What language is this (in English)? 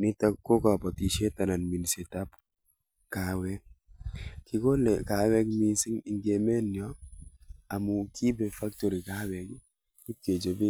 Kalenjin